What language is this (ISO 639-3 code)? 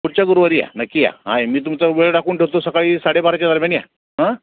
mar